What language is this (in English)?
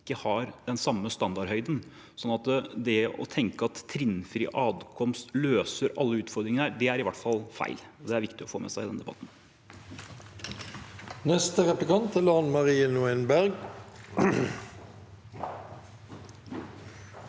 Norwegian